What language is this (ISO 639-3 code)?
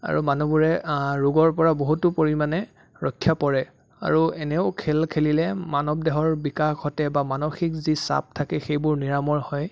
asm